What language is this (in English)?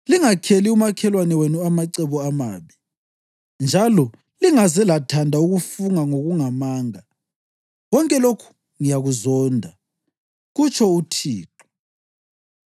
North Ndebele